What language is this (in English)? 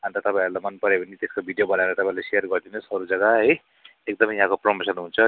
Nepali